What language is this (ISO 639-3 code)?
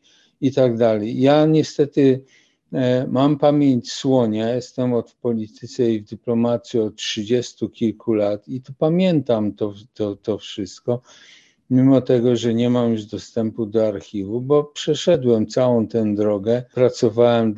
pol